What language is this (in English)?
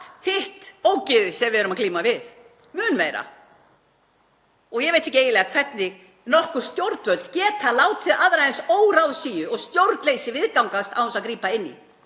Icelandic